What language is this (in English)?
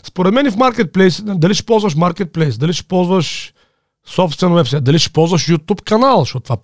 Bulgarian